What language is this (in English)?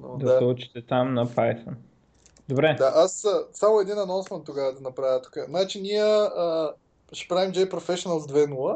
Bulgarian